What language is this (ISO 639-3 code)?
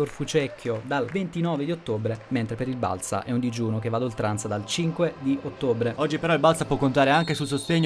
ita